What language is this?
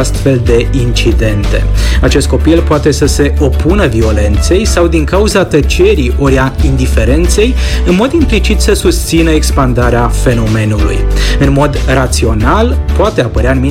Romanian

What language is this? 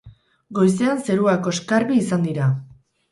Basque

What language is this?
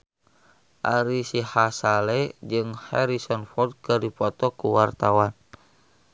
Sundanese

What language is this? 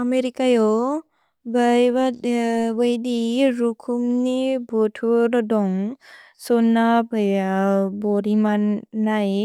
Bodo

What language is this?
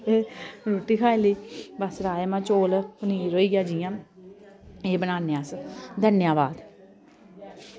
Dogri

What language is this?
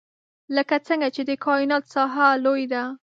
Pashto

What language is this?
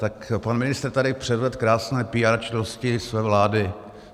Czech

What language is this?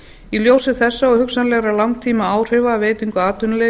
Icelandic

